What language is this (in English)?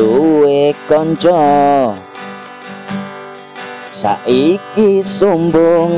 Thai